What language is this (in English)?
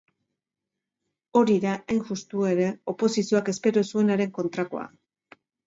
Basque